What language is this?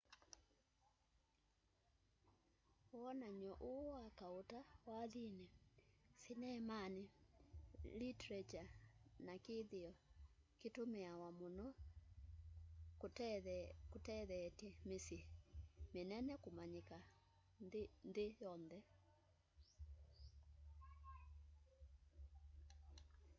Kamba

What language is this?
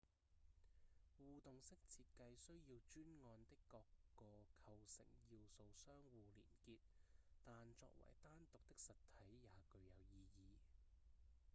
Cantonese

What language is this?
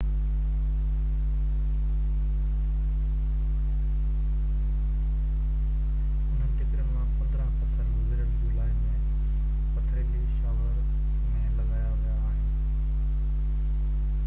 Sindhi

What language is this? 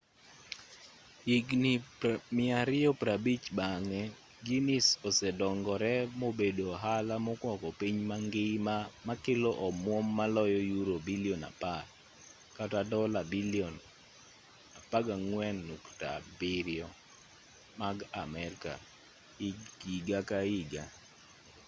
Luo (Kenya and Tanzania)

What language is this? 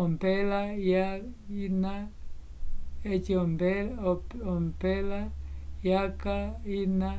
Umbundu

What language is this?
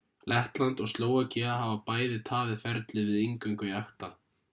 Icelandic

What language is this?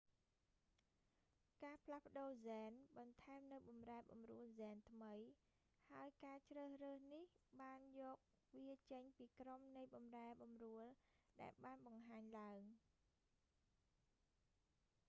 Khmer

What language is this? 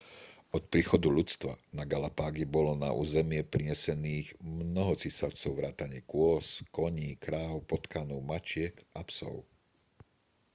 Slovak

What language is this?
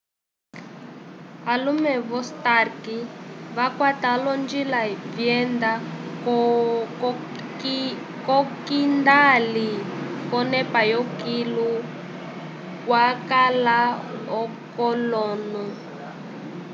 Umbundu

